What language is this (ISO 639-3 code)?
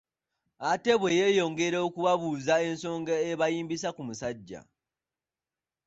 lug